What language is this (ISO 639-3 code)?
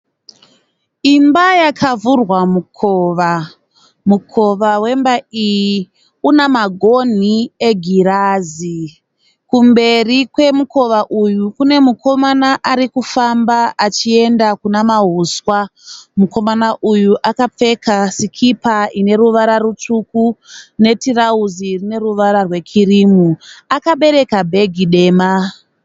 sna